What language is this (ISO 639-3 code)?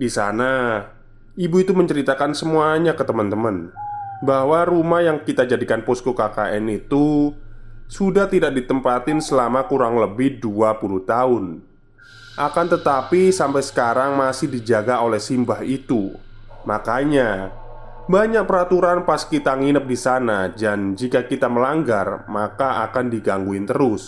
ind